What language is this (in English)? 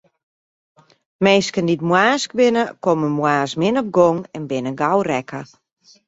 Western Frisian